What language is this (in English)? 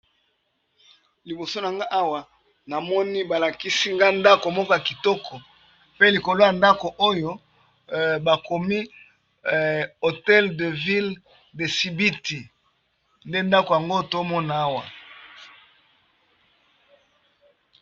Lingala